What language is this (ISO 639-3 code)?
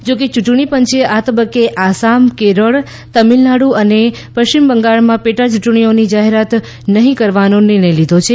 guj